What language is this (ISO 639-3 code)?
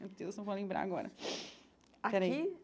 por